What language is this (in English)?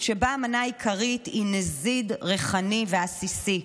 Hebrew